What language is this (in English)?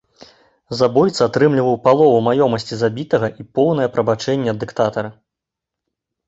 Belarusian